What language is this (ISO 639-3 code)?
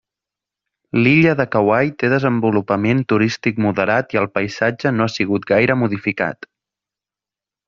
cat